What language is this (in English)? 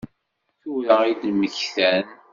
Kabyle